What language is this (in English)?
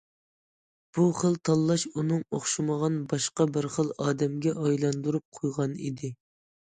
Uyghur